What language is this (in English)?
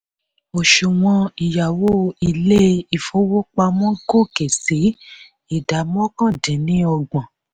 Yoruba